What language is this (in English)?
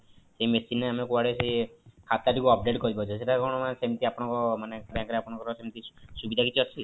Odia